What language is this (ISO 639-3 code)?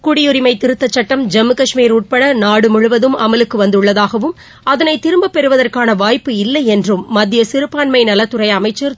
tam